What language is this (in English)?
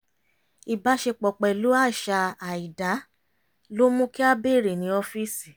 Yoruba